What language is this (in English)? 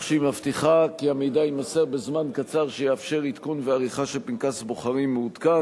Hebrew